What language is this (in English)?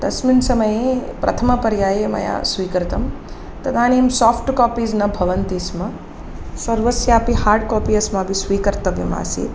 Sanskrit